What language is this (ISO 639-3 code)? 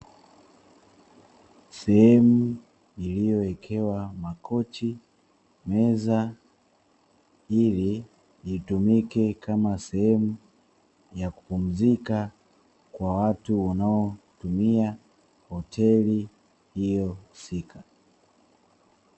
swa